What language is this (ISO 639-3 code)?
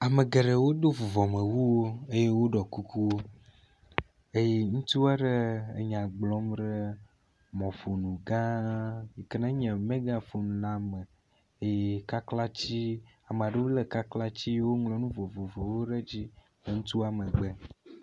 ewe